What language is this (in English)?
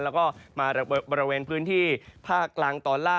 Thai